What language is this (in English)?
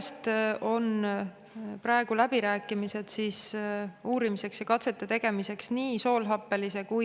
Estonian